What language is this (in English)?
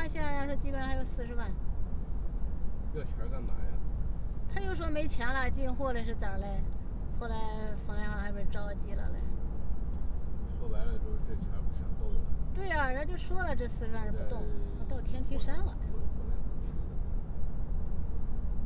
Chinese